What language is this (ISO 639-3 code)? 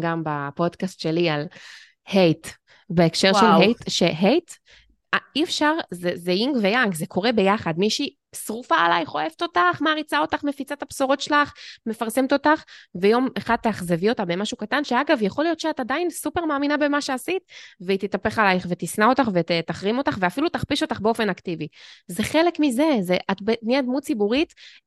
heb